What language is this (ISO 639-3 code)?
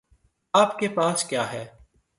urd